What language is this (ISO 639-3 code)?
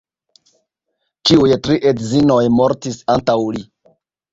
epo